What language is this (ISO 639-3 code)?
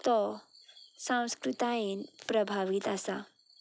kok